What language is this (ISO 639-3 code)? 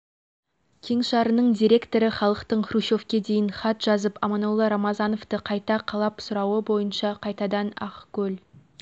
kaz